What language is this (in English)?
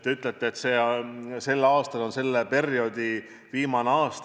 Estonian